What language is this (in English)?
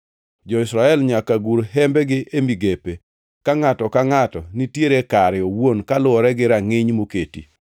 Luo (Kenya and Tanzania)